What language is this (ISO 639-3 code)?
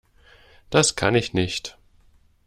deu